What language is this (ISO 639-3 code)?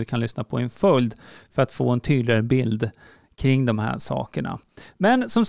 swe